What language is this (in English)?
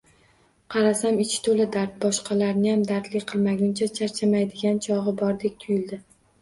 Uzbek